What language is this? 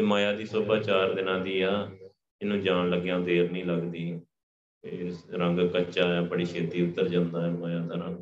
Punjabi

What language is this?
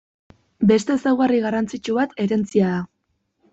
Basque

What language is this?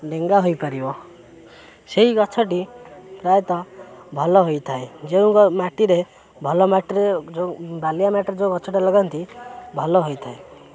Odia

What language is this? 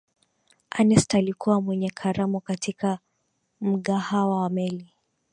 Swahili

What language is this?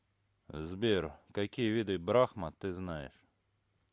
Russian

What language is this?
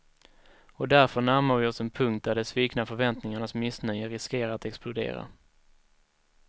Swedish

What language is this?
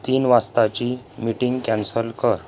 Marathi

